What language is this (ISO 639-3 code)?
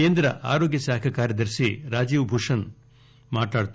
tel